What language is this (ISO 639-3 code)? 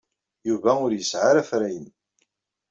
kab